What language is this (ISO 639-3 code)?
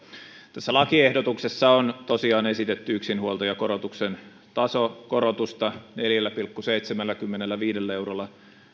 fin